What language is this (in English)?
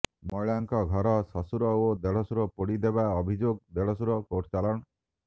Odia